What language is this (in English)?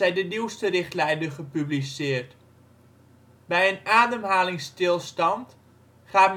Dutch